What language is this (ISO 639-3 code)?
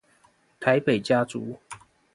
zho